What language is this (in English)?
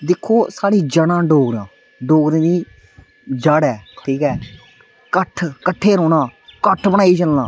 Dogri